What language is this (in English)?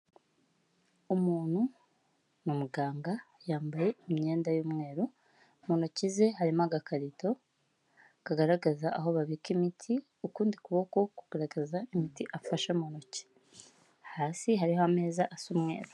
Kinyarwanda